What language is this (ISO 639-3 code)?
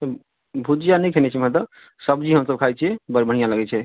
mai